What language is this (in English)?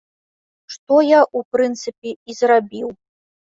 Belarusian